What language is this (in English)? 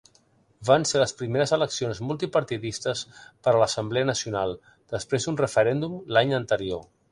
Catalan